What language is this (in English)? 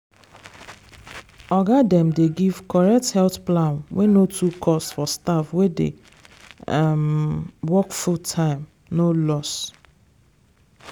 Nigerian Pidgin